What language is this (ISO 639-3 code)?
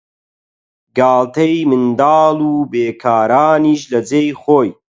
ckb